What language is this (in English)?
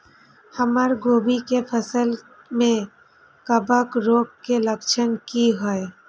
Maithili